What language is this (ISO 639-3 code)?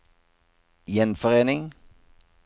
nor